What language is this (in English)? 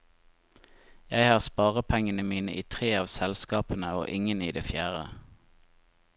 Norwegian